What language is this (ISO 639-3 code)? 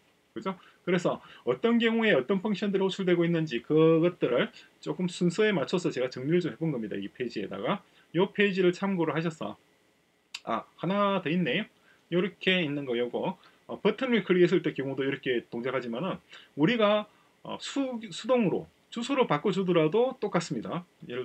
kor